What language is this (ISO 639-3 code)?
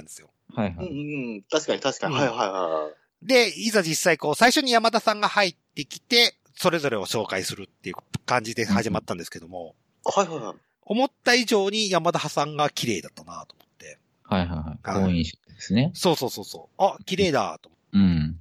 jpn